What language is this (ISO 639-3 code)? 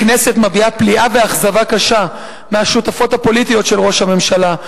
heb